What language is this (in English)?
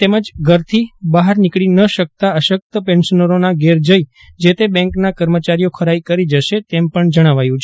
Gujarati